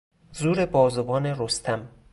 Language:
Persian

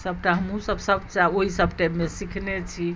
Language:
Maithili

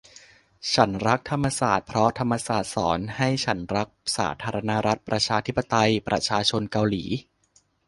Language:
Thai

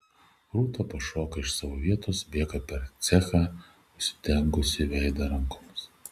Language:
Lithuanian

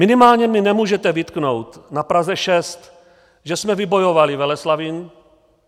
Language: Czech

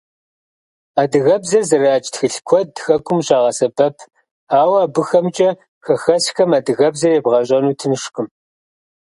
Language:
Kabardian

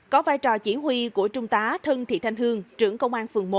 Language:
Vietnamese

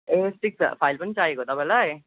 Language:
Nepali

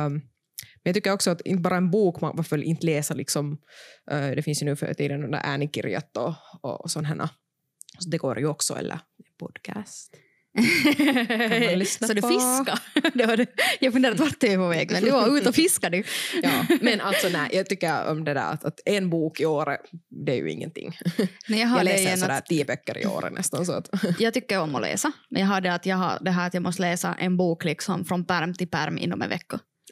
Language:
Swedish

